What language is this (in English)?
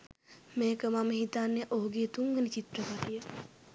Sinhala